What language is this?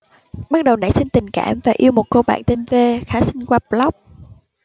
Vietnamese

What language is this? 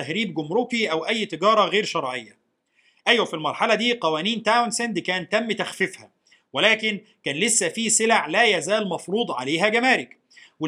Arabic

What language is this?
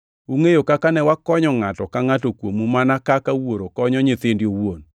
Luo (Kenya and Tanzania)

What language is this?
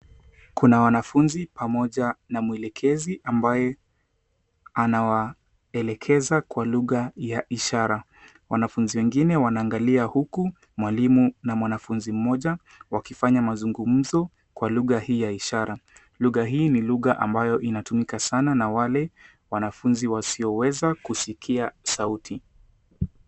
Swahili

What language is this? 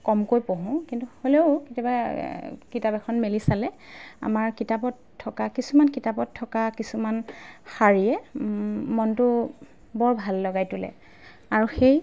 Assamese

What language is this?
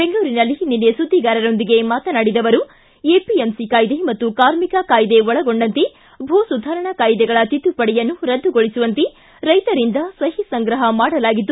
Kannada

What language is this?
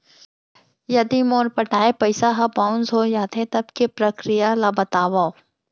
Chhattisgarhi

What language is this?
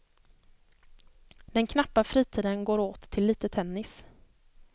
Swedish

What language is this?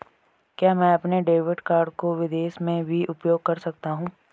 Hindi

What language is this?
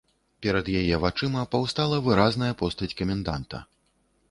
Belarusian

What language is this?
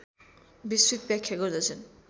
Nepali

